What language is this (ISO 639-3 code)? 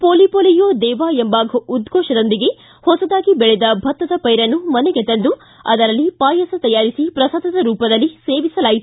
kan